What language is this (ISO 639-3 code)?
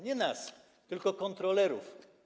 pol